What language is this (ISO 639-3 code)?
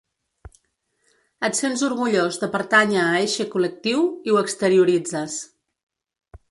cat